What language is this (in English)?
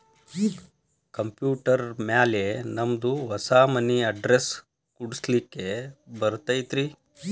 Kannada